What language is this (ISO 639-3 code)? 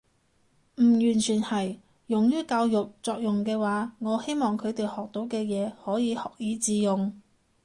yue